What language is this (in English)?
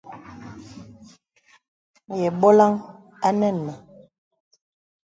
Bebele